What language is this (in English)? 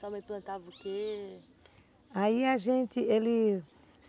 Portuguese